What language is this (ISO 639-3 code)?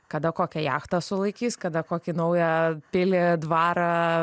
lit